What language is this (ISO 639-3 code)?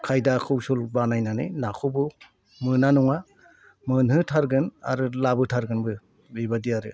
brx